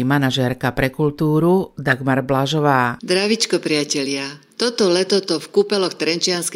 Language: Slovak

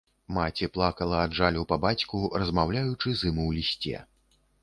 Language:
Belarusian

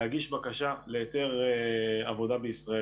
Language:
Hebrew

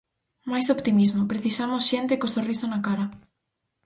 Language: Galician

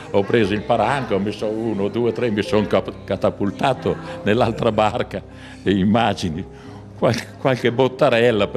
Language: Italian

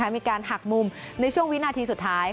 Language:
Thai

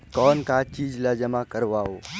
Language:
Chhattisgarhi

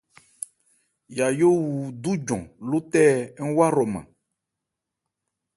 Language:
Ebrié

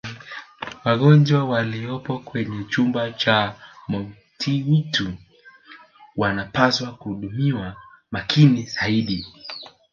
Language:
Swahili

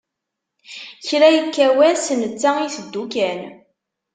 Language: Kabyle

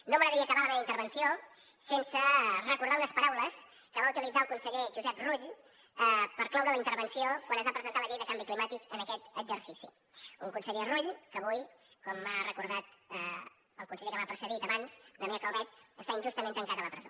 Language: Catalan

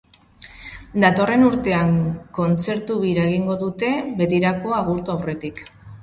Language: Basque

